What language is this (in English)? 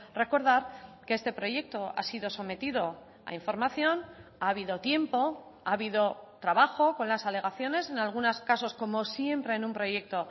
Spanish